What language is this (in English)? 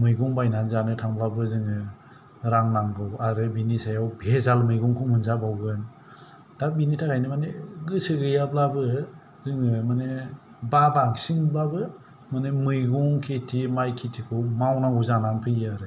Bodo